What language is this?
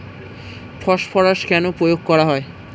Bangla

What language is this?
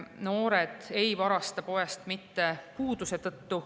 Estonian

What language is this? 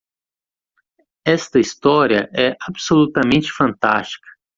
Portuguese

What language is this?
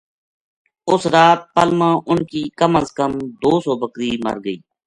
Gujari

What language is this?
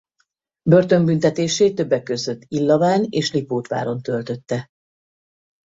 Hungarian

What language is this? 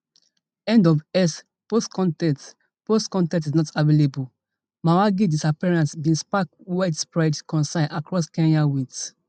Nigerian Pidgin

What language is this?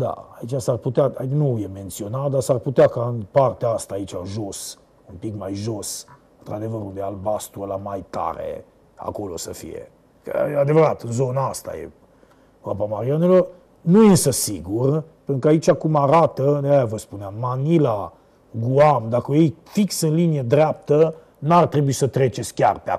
Romanian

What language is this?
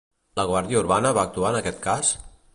Catalan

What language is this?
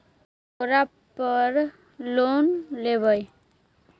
Magahi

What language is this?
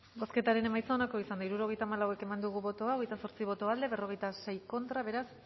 Basque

